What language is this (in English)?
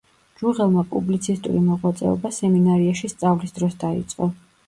Georgian